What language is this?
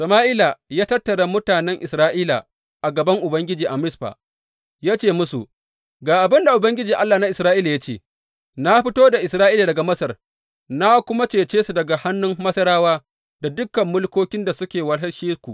Hausa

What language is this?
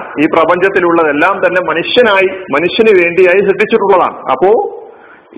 Malayalam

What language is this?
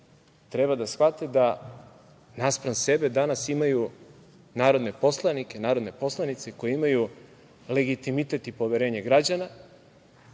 Serbian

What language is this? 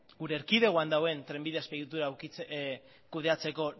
Basque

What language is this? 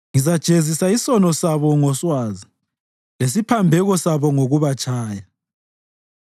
North Ndebele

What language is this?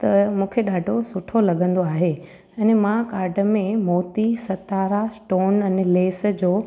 Sindhi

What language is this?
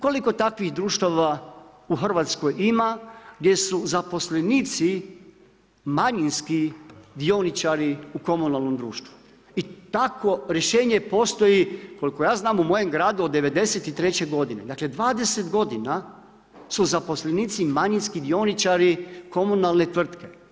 Croatian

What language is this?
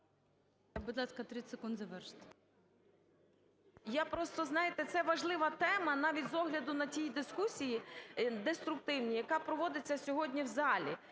Ukrainian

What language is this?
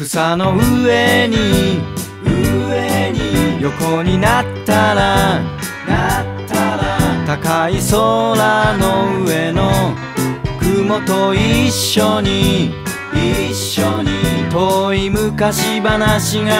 Japanese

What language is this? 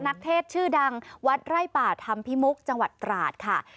Thai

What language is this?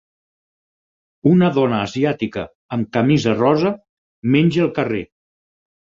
Catalan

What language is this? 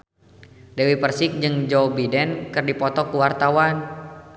Sundanese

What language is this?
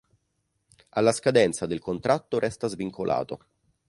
Italian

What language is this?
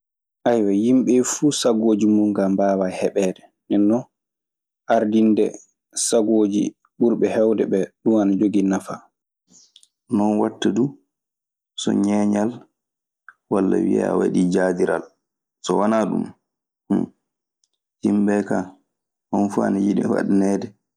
Maasina Fulfulde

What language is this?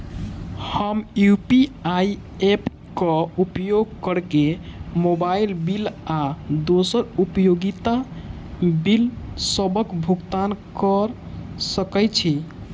Maithili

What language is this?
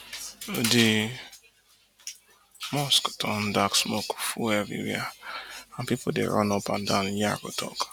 Nigerian Pidgin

